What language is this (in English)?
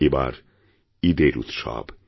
Bangla